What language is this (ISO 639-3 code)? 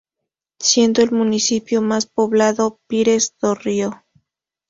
spa